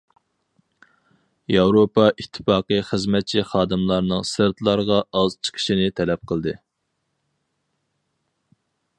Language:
Uyghur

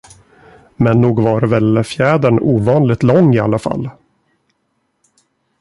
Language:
Swedish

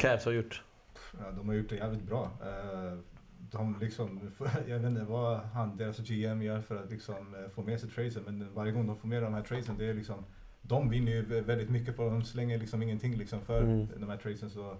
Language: Swedish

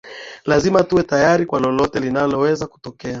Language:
Swahili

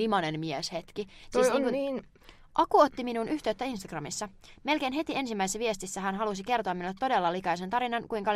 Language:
Finnish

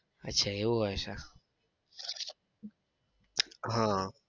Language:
Gujarati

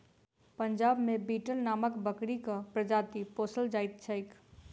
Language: Maithili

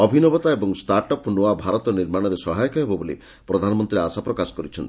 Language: Odia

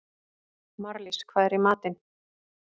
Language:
Icelandic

